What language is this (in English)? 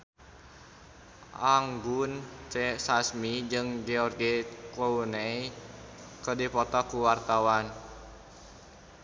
Sundanese